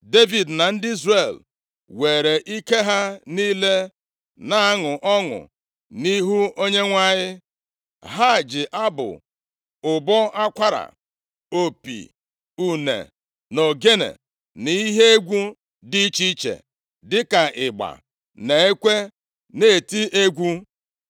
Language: Igbo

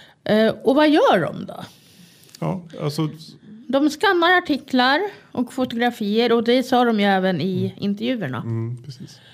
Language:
Swedish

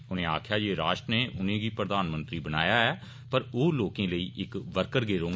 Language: Dogri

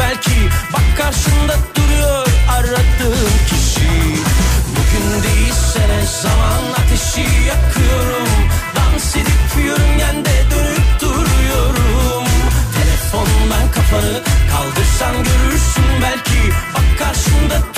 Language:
Turkish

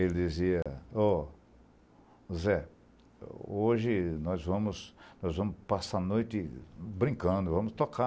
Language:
Portuguese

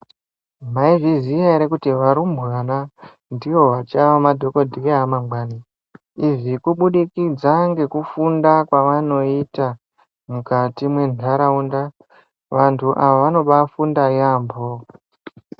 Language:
Ndau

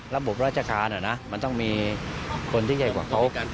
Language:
Thai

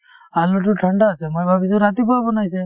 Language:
Assamese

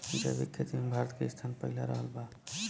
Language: Bhojpuri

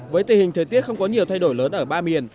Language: Vietnamese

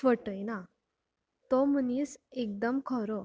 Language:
Konkani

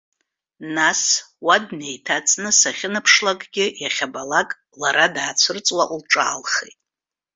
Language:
Abkhazian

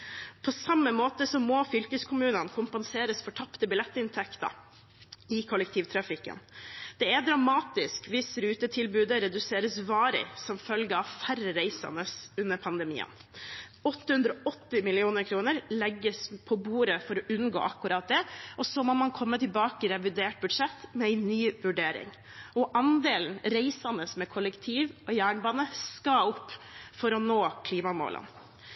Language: Norwegian Bokmål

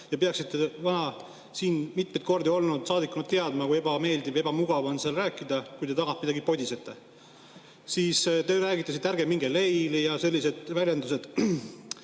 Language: Estonian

